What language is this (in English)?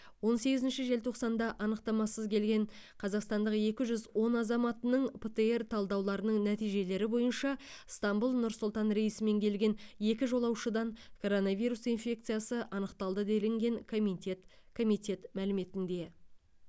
Kazakh